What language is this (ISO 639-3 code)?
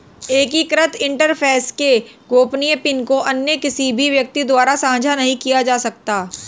hin